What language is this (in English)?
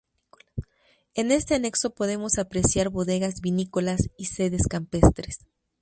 Spanish